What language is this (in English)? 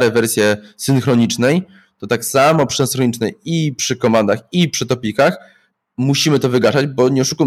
Polish